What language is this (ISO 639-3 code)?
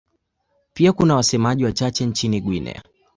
swa